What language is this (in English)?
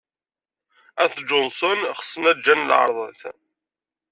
Kabyle